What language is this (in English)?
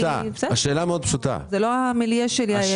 Hebrew